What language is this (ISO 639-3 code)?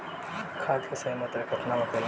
bho